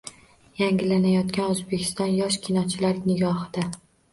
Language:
Uzbek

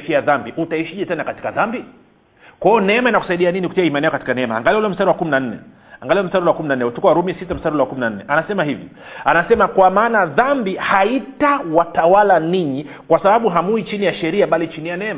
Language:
Swahili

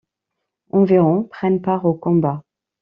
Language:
French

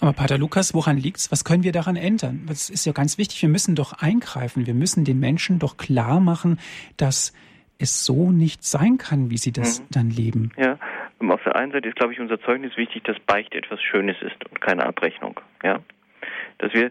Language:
German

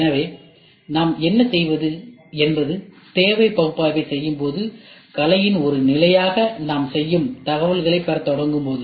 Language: Tamil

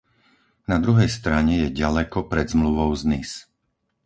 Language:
Slovak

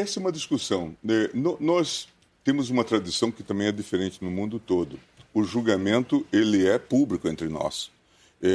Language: Portuguese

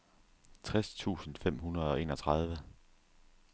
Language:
Danish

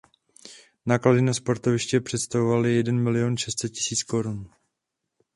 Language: Czech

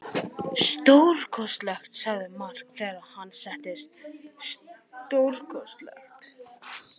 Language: Icelandic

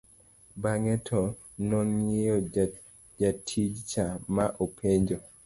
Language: Luo (Kenya and Tanzania)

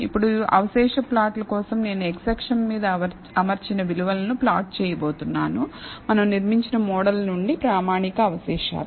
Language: Telugu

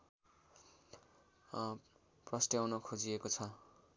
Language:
Nepali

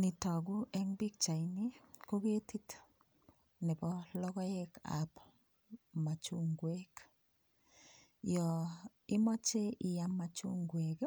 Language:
Kalenjin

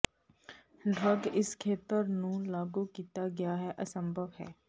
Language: Punjabi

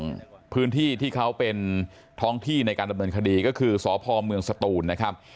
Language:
Thai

